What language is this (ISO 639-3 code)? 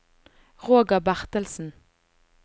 nor